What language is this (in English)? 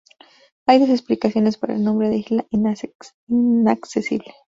Spanish